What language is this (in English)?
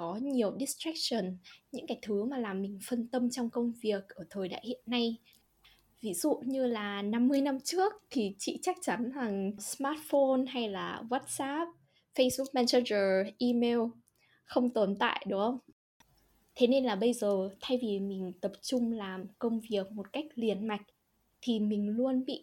Vietnamese